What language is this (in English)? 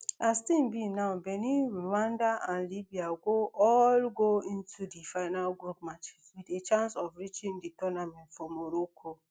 Nigerian Pidgin